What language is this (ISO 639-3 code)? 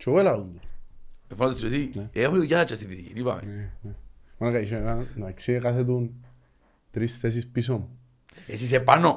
ell